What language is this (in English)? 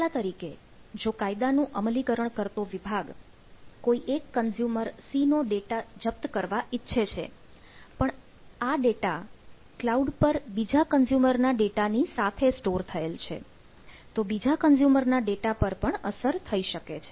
Gujarati